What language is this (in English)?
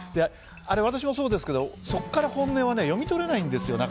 Japanese